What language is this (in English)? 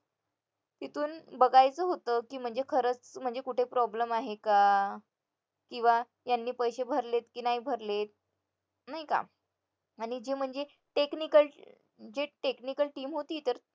Marathi